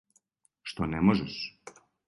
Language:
Serbian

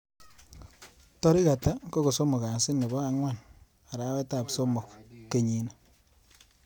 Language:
Kalenjin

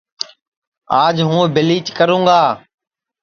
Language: Sansi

